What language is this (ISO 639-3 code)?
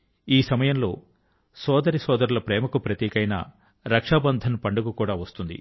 tel